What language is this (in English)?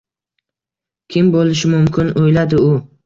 Uzbek